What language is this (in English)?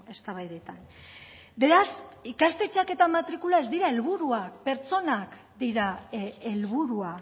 Basque